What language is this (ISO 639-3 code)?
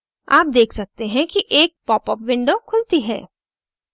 hin